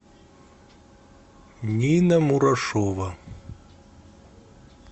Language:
Russian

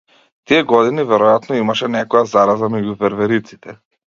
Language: Macedonian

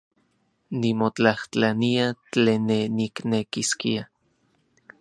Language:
Central Puebla Nahuatl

